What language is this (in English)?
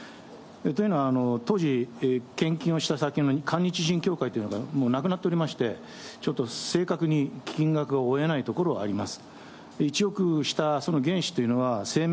Japanese